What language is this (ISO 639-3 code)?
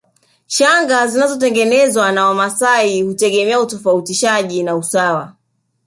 swa